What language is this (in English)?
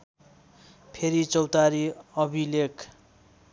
Nepali